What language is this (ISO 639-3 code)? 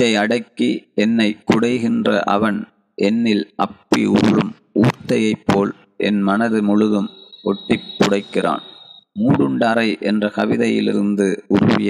tam